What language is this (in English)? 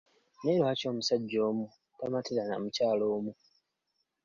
Ganda